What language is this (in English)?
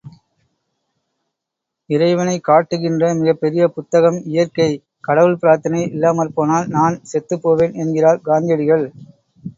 Tamil